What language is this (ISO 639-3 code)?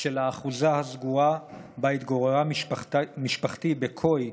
heb